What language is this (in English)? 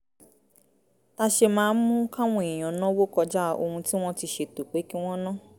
Yoruba